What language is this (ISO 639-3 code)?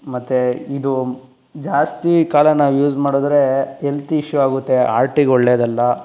kan